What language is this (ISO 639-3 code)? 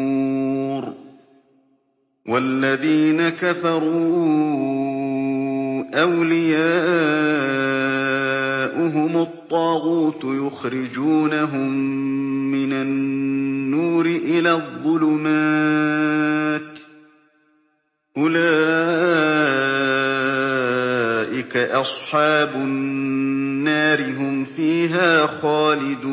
ara